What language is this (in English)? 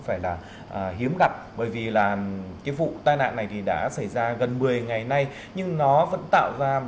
Vietnamese